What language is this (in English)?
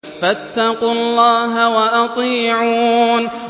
Arabic